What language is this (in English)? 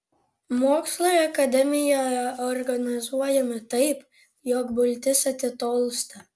Lithuanian